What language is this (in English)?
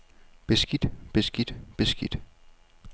Danish